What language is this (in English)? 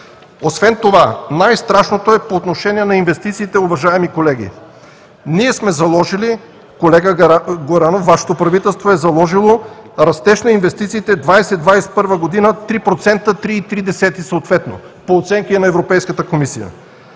Bulgarian